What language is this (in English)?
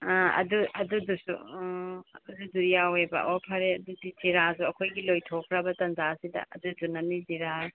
Manipuri